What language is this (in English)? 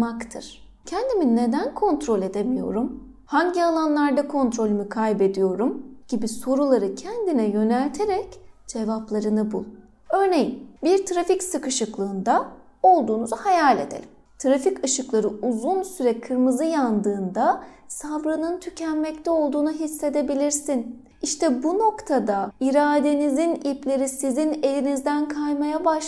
Turkish